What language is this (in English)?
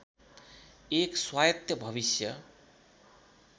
Nepali